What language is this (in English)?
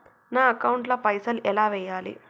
Telugu